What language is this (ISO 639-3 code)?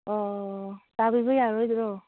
mni